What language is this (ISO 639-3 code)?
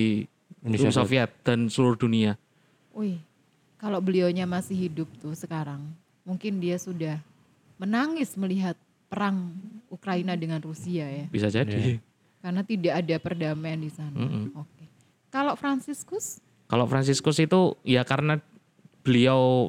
ind